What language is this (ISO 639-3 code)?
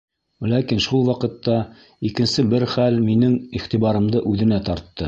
bak